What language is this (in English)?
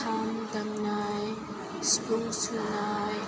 Bodo